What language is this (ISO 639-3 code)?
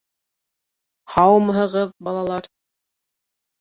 bak